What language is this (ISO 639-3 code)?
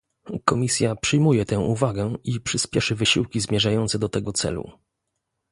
pol